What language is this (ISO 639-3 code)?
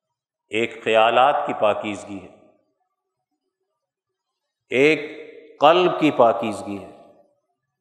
urd